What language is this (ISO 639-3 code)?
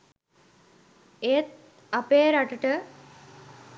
sin